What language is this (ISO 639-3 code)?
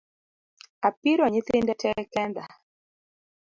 luo